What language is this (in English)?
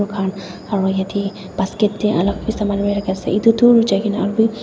Naga Pidgin